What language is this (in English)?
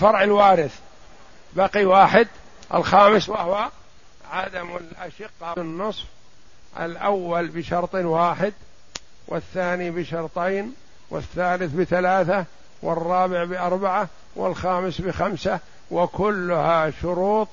Arabic